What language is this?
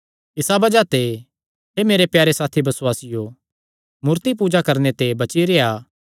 Kangri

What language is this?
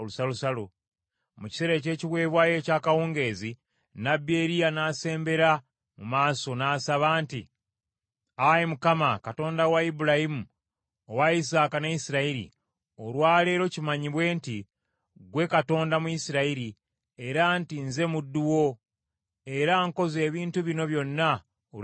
Ganda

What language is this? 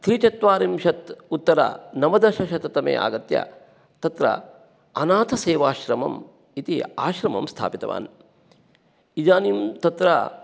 Sanskrit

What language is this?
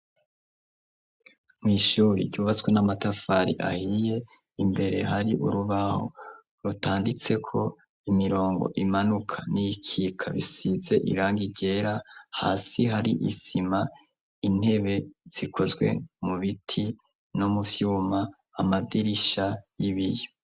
Rundi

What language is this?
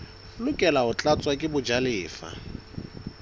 Southern Sotho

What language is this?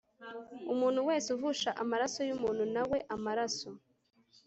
Kinyarwanda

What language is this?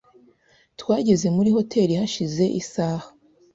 Kinyarwanda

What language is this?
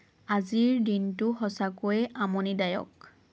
Assamese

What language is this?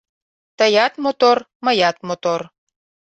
Mari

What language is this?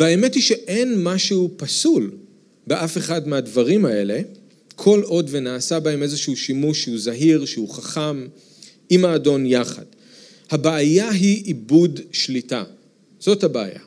Hebrew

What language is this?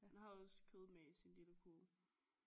Danish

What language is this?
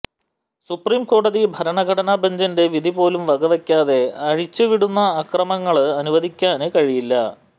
Malayalam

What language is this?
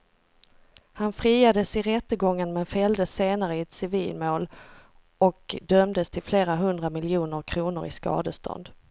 Swedish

